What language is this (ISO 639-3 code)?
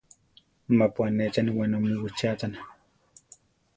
tar